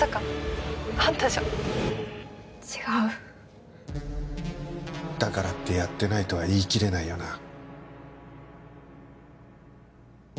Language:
Japanese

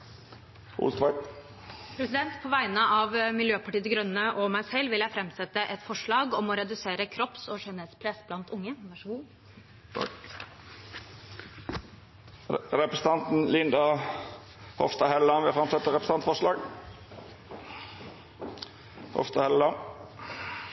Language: Norwegian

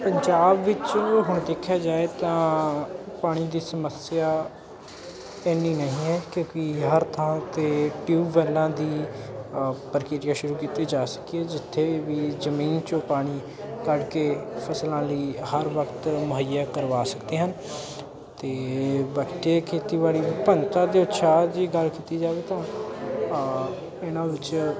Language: Punjabi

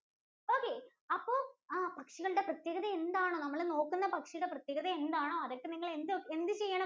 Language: Malayalam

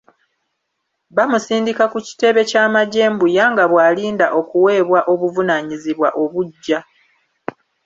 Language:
Ganda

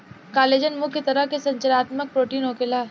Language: Bhojpuri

